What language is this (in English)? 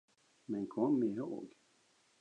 Swedish